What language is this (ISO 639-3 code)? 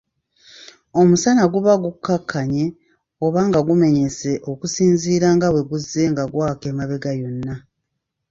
lug